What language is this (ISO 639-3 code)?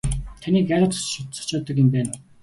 mon